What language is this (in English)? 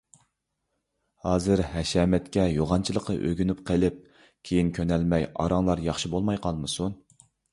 Uyghur